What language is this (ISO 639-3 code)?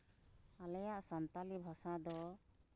sat